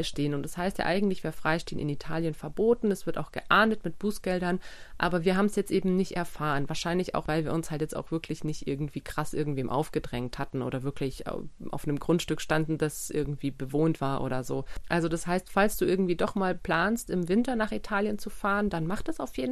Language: German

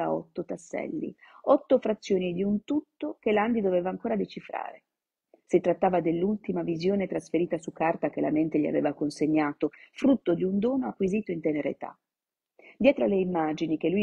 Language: Italian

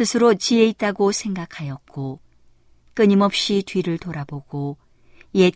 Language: Korean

